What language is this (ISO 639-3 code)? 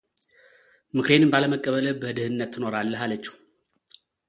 amh